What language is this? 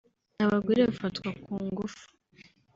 Kinyarwanda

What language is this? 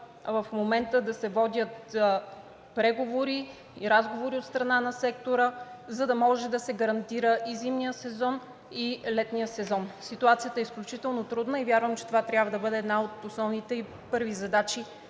Bulgarian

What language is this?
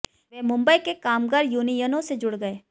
Hindi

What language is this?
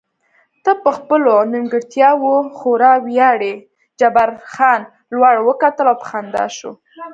Pashto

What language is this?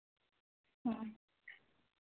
Santali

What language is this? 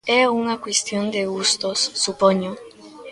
Galician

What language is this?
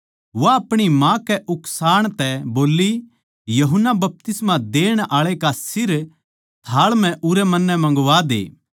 Haryanvi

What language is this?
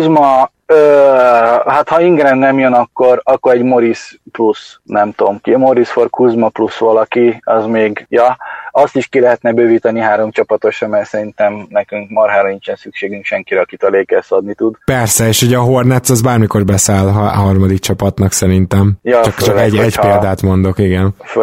Hungarian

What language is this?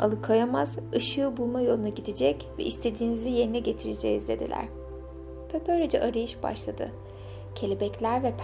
Turkish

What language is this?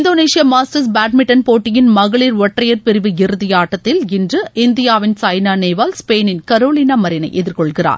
Tamil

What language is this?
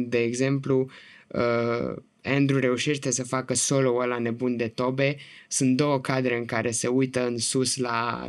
Romanian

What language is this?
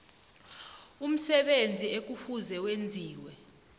South Ndebele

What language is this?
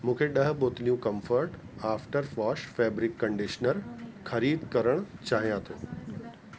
Sindhi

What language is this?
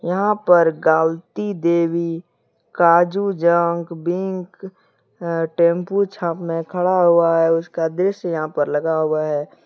Hindi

